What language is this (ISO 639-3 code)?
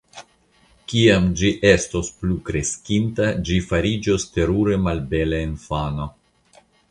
epo